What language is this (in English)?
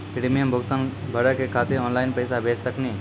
Maithili